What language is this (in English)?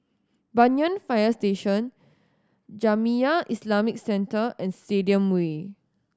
English